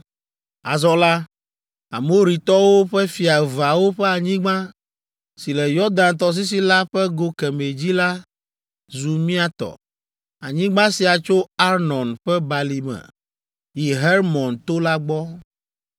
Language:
Ewe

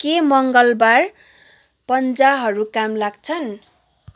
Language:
Nepali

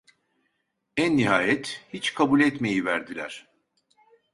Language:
Turkish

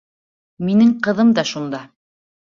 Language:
Bashkir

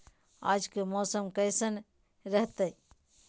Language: Magahi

